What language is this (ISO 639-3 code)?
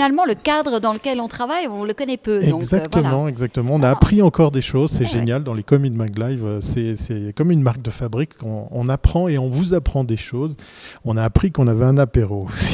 fra